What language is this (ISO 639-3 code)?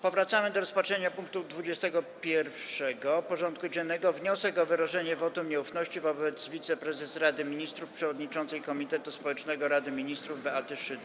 pol